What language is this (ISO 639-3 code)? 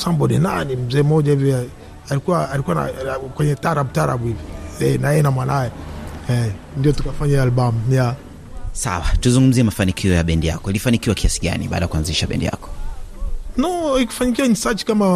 swa